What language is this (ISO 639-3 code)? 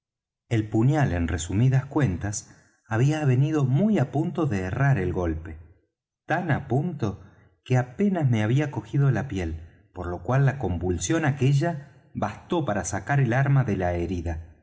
spa